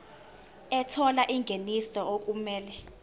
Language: Zulu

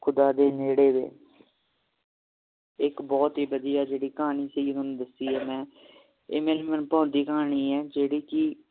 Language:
Punjabi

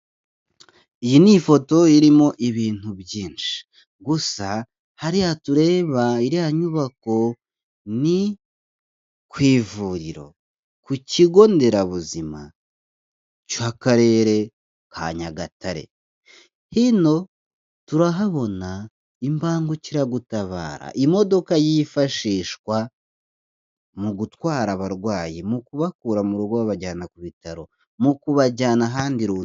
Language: Kinyarwanda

